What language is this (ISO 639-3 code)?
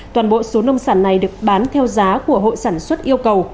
vie